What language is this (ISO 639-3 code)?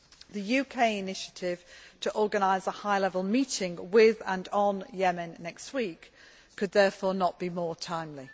eng